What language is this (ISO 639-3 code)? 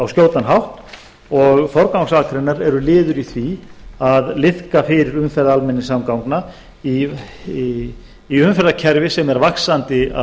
isl